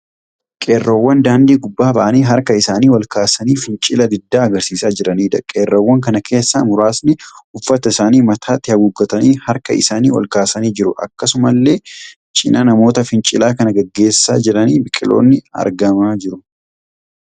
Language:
Oromo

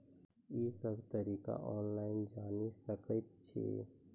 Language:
Maithili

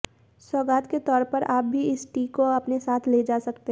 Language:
Hindi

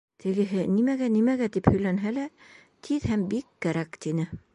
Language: Bashkir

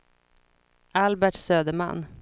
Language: Swedish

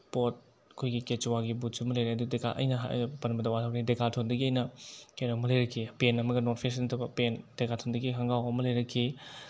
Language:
Manipuri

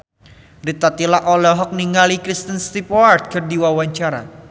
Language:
Sundanese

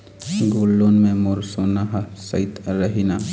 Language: Chhattisgarhi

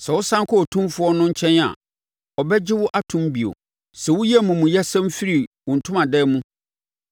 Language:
Akan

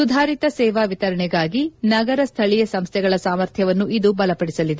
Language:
Kannada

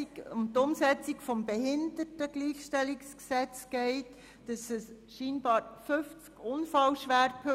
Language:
Swiss German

